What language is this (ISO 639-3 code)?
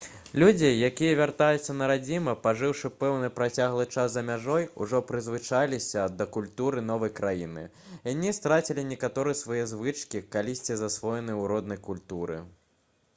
bel